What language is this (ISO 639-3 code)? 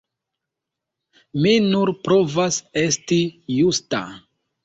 epo